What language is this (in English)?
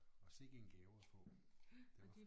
Danish